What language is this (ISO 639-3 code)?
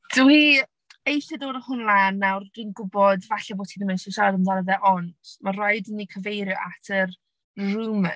cym